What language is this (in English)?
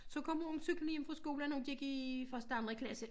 Danish